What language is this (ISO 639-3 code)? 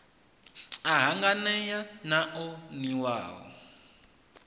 ven